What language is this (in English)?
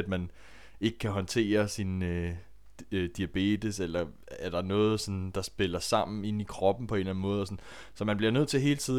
Danish